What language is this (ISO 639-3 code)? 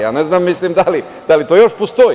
srp